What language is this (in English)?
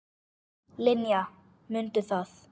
Icelandic